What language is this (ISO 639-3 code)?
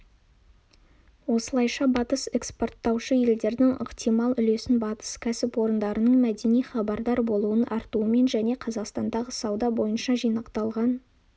kaz